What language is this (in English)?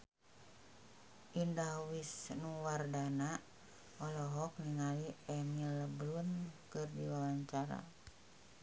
Sundanese